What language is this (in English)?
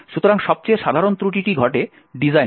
Bangla